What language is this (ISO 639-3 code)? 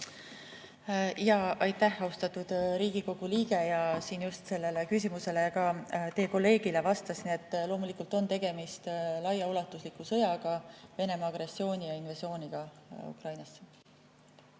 est